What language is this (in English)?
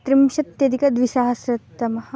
Sanskrit